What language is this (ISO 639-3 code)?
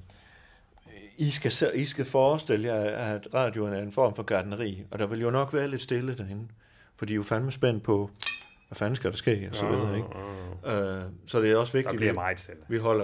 dan